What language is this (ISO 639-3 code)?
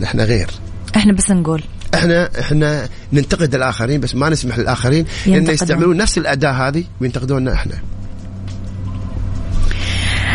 ara